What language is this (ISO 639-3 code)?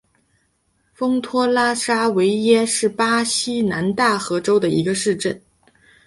zho